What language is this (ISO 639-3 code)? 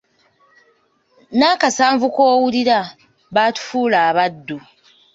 lug